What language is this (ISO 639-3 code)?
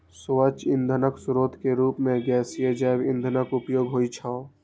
mai